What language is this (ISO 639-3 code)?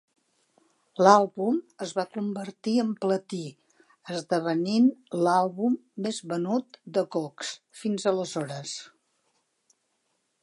cat